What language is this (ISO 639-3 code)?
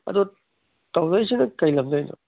mni